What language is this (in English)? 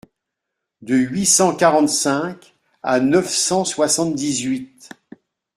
French